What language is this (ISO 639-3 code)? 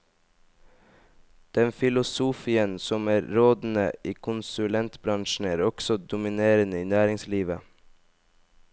nor